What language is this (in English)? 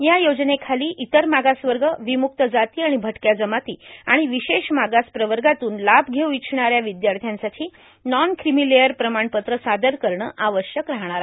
Marathi